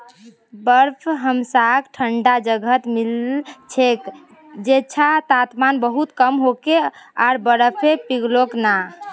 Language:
Magahi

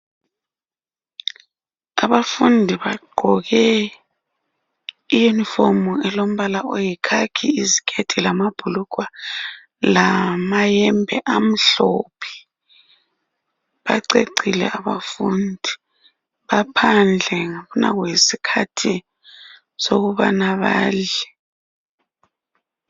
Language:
North Ndebele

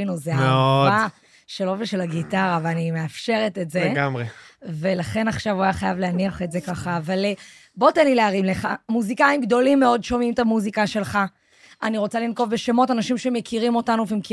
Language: Hebrew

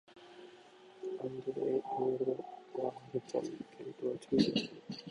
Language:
Japanese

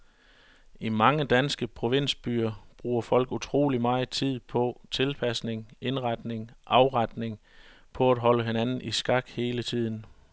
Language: Danish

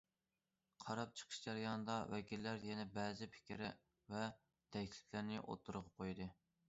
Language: Uyghur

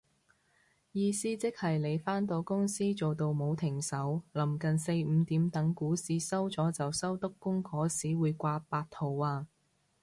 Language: Cantonese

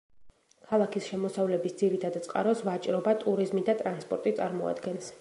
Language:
Georgian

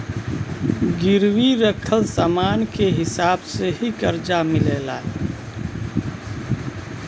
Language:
Bhojpuri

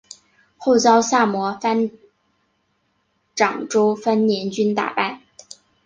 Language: Chinese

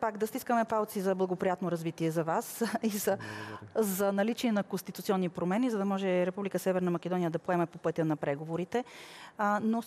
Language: Bulgarian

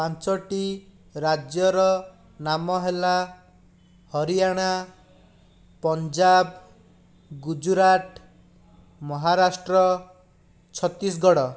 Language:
Odia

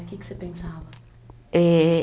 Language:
Portuguese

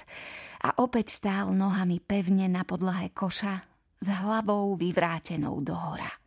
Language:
Slovak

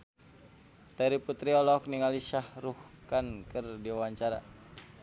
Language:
Sundanese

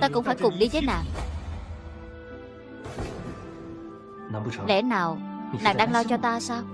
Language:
Vietnamese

